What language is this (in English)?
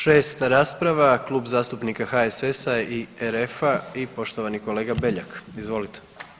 Croatian